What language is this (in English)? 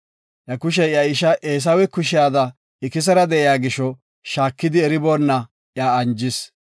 Gofa